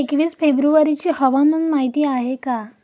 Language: Marathi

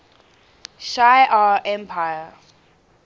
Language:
English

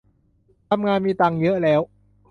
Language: Thai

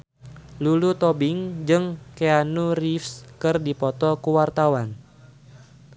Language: Sundanese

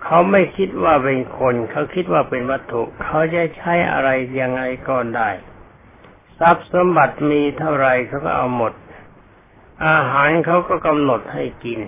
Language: Thai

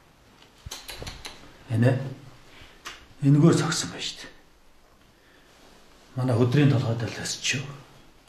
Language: Korean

